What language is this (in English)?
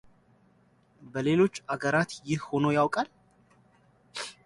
Amharic